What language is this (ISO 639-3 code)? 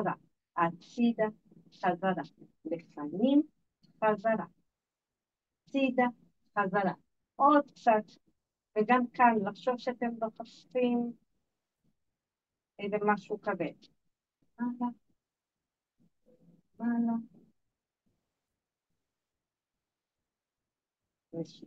heb